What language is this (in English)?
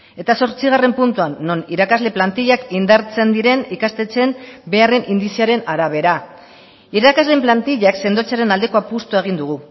Basque